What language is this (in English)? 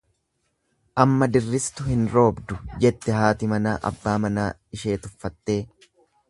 Oromo